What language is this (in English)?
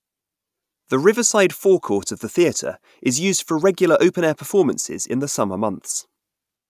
English